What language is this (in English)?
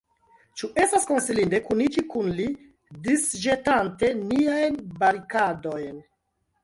Esperanto